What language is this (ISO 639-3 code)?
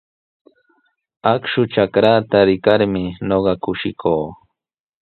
qws